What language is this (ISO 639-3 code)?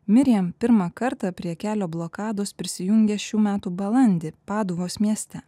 lit